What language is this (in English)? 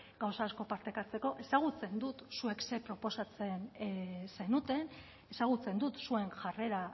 Basque